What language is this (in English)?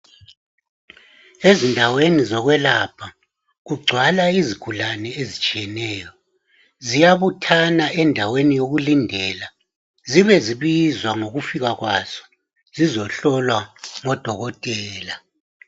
North Ndebele